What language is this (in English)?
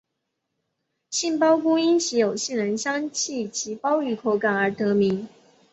Chinese